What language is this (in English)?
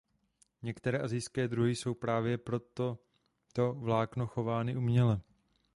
Czech